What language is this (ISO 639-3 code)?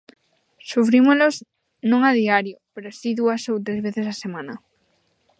glg